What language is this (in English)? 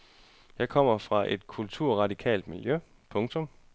Danish